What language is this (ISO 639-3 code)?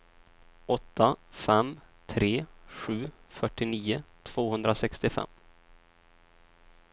swe